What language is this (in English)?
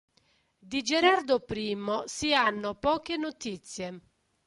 Italian